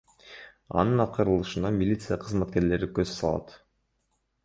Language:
Kyrgyz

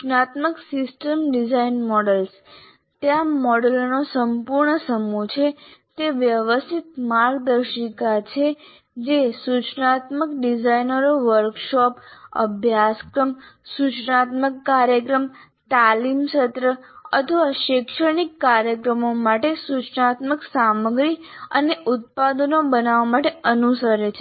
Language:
Gujarati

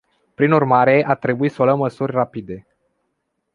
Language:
Romanian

